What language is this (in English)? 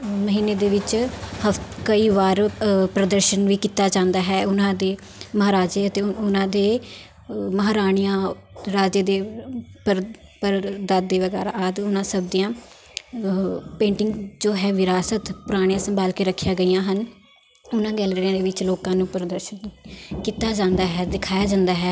Punjabi